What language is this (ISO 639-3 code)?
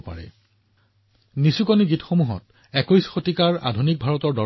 asm